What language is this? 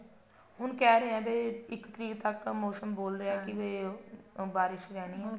Punjabi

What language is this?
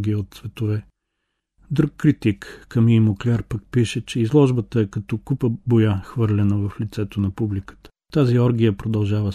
Bulgarian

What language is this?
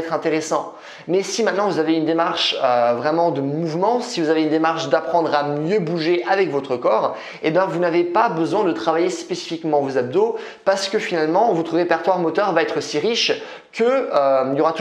French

